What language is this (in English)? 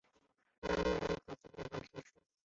Chinese